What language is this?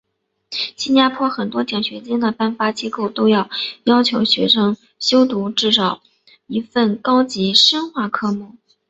Chinese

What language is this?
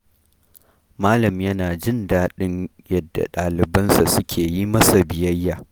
Hausa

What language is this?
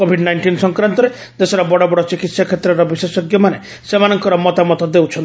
Odia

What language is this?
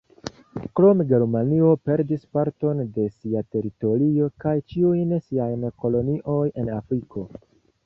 Esperanto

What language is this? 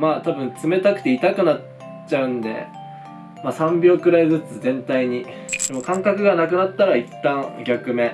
Japanese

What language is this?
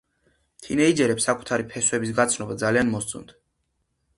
Georgian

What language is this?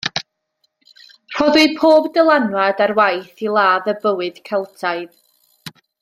Welsh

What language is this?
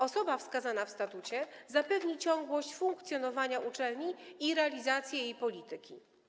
Polish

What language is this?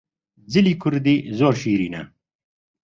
Central Kurdish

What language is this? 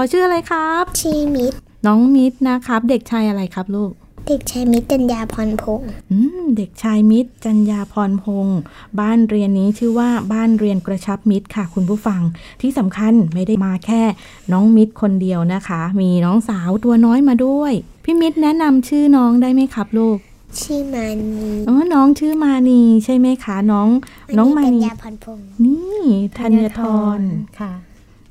Thai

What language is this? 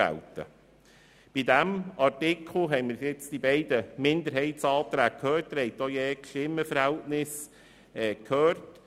Swiss German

